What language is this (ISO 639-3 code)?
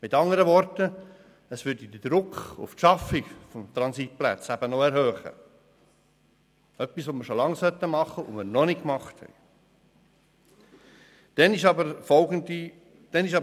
gsw